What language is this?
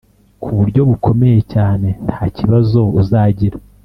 Kinyarwanda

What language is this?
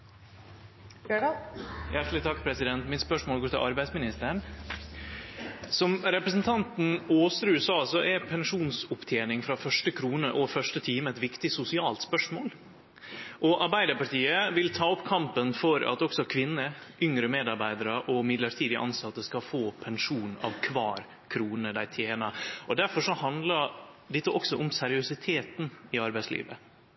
Norwegian Nynorsk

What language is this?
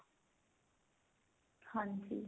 Punjabi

